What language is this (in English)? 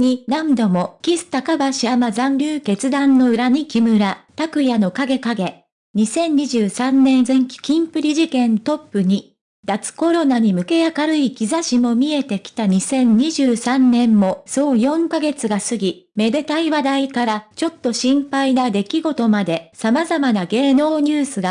Japanese